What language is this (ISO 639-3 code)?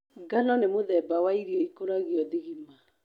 kik